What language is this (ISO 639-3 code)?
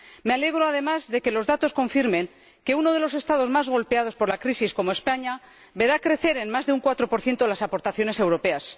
spa